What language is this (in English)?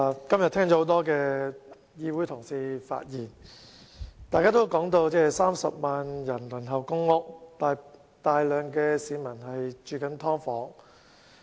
Cantonese